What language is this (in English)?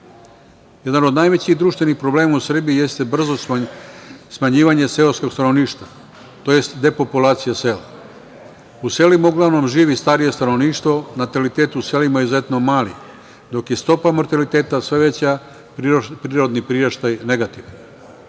Serbian